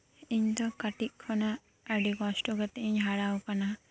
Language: Santali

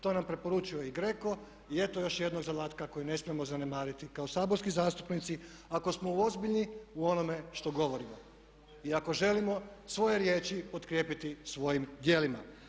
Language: Croatian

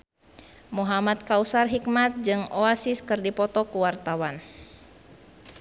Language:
Sundanese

